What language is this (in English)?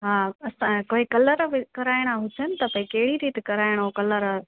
Sindhi